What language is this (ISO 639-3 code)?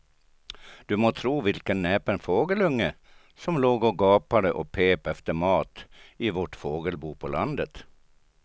swe